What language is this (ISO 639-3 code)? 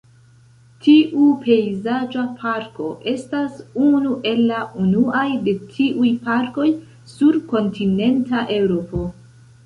epo